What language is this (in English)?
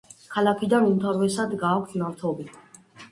Georgian